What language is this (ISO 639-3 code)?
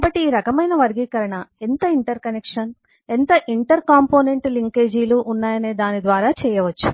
tel